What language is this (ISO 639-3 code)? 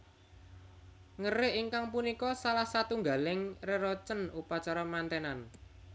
jav